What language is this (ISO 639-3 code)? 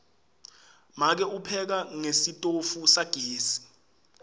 ssw